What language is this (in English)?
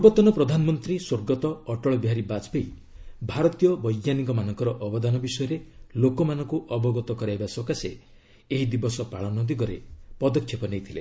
Odia